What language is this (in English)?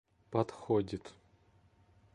Russian